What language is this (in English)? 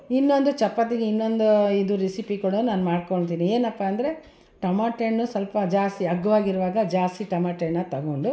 Kannada